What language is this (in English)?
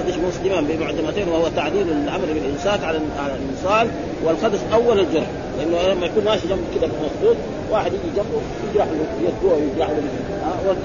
Arabic